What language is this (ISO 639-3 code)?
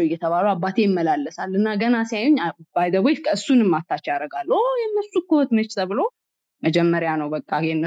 amh